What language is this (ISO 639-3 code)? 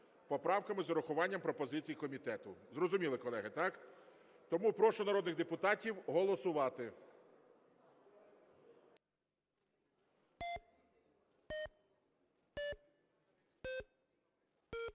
ukr